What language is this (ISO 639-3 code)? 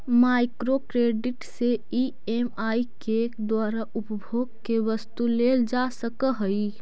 mag